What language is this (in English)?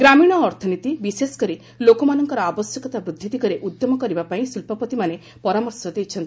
Odia